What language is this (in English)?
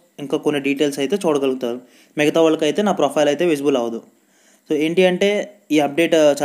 Hindi